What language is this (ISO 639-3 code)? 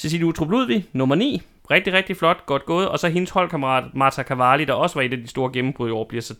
dan